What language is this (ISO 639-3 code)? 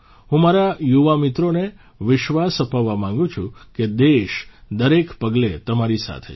guj